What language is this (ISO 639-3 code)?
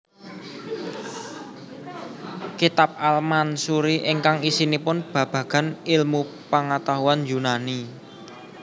jav